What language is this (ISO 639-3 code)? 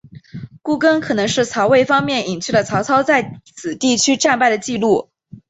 zho